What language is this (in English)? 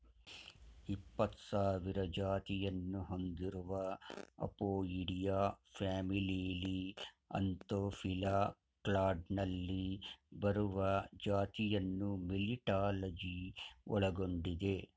Kannada